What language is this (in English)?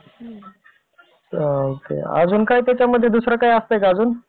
Marathi